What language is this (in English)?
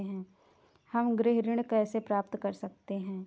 Hindi